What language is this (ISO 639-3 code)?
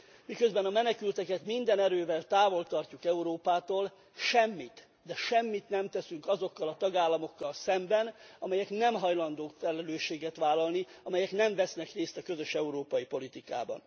hun